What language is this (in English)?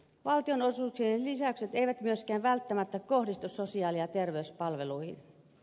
Finnish